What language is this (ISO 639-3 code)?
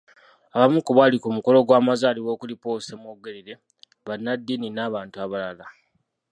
lug